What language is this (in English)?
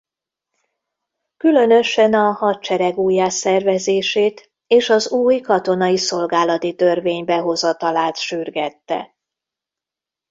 Hungarian